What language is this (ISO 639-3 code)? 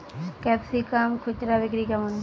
ben